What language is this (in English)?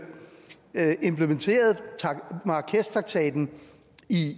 Danish